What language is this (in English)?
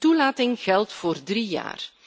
Dutch